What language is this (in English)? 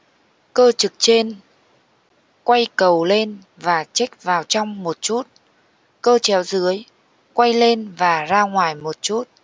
Vietnamese